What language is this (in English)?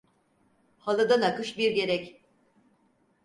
Turkish